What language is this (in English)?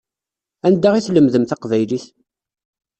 Kabyle